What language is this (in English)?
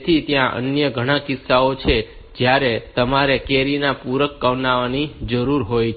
Gujarati